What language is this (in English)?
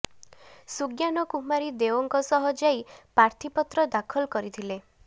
Odia